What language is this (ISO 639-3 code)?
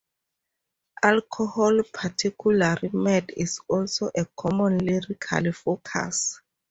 eng